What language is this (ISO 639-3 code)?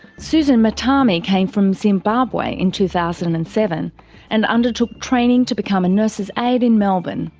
eng